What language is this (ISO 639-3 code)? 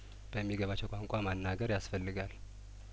amh